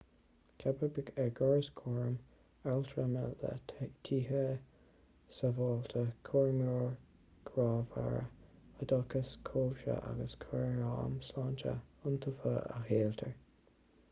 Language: Irish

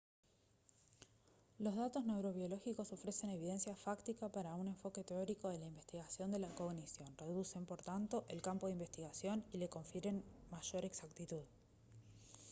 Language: Spanish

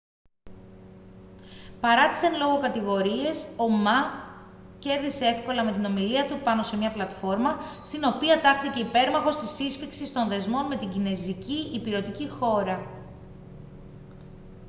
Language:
Greek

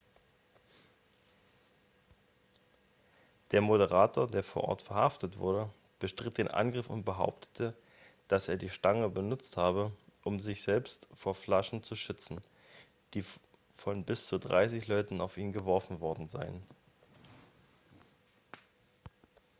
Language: German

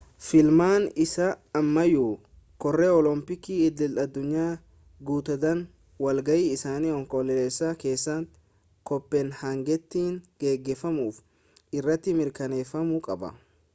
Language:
Oromo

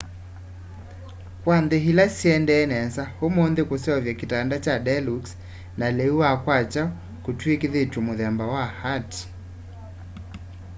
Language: Kamba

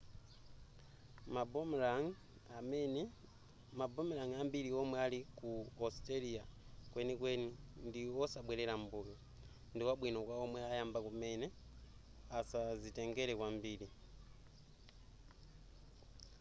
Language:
Nyanja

